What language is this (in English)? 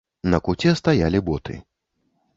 Belarusian